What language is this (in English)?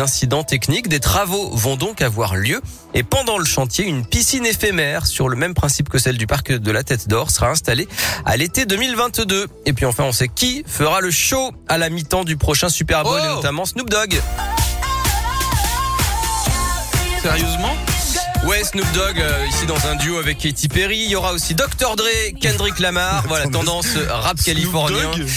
French